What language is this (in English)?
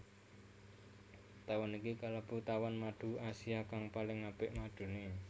Javanese